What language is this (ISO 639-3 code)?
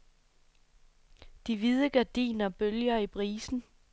dan